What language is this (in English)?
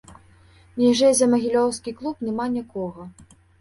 Belarusian